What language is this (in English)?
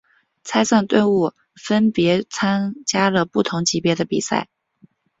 Chinese